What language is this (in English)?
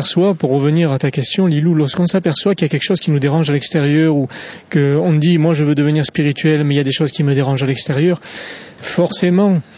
French